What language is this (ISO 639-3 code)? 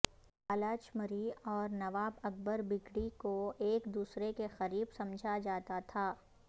urd